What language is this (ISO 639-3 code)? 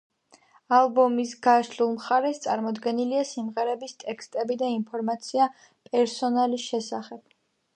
kat